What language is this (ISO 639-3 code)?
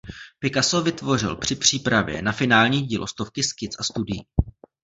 ces